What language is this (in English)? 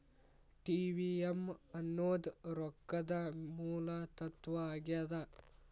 Kannada